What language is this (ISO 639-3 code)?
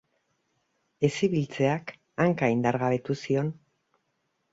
eus